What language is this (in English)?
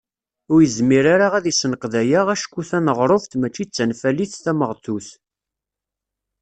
Kabyle